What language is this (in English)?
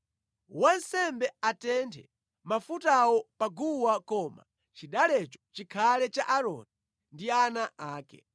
Nyanja